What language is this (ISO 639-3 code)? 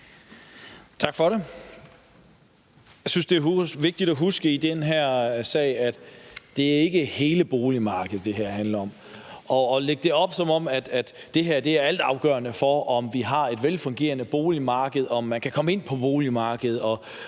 dan